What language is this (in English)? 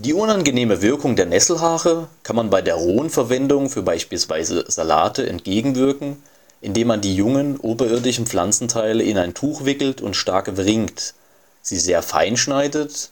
German